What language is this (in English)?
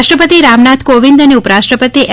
Gujarati